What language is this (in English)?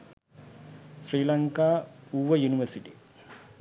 Sinhala